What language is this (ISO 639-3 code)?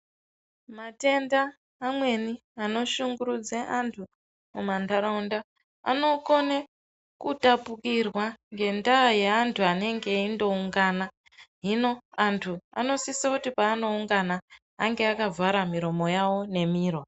ndc